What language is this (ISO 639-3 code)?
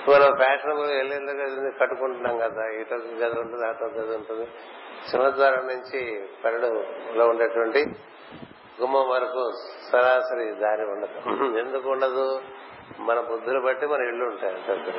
tel